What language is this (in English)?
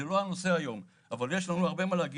Hebrew